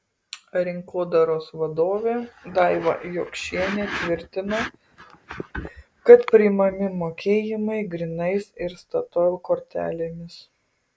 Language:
Lithuanian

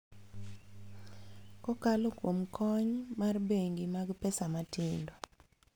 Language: Luo (Kenya and Tanzania)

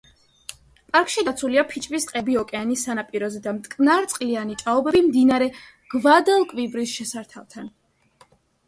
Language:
Georgian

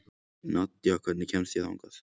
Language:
Icelandic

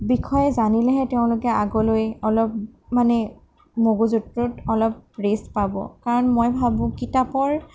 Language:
Assamese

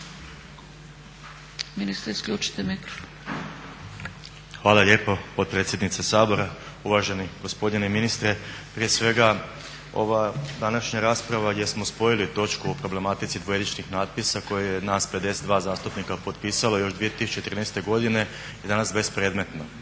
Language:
Croatian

